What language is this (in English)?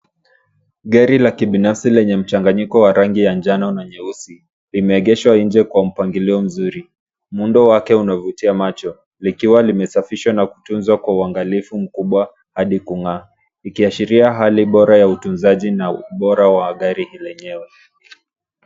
Swahili